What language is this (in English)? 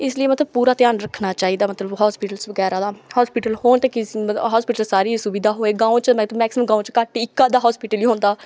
Dogri